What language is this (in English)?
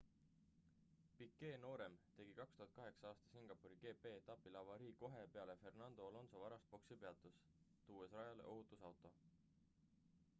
Estonian